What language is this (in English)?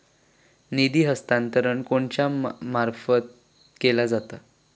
Marathi